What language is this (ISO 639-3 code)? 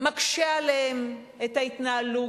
heb